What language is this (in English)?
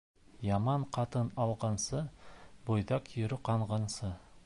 Bashkir